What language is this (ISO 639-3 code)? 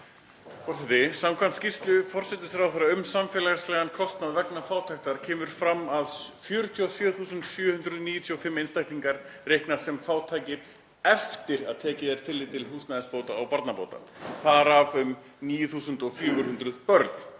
isl